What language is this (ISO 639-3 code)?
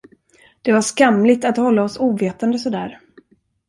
swe